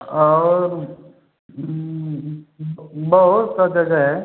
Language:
Hindi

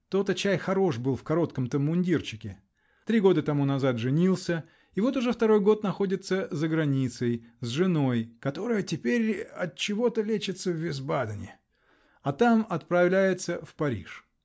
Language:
Russian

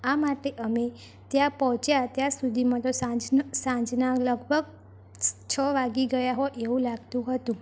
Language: Gujarati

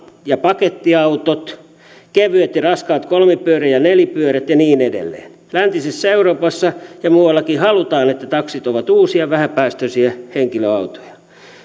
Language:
Finnish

